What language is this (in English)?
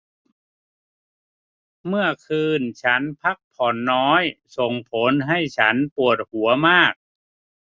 Thai